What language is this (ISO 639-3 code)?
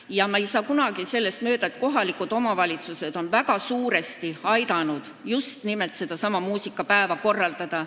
est